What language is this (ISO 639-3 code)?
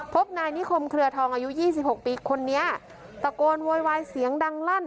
tha